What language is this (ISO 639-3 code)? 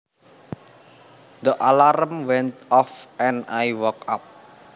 jav